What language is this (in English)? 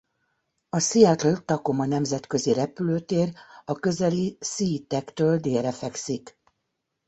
Hungarian